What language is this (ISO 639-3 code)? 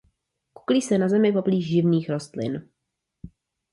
ces